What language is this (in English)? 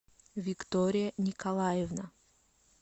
Russian